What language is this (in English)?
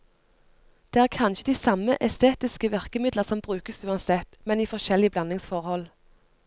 Norwegian